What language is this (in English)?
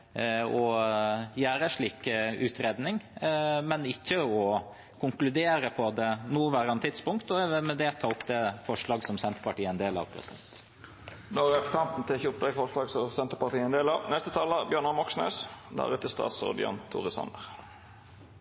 Norwegian